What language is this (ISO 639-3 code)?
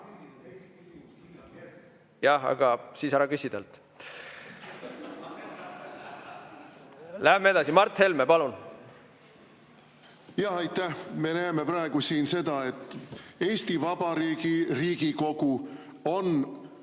est